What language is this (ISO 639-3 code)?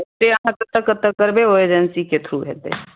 mai